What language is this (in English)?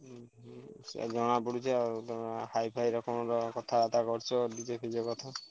Odia